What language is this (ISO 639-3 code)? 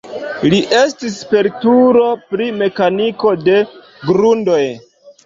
epo